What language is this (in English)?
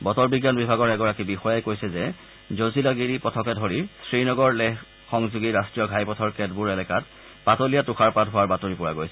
Assamese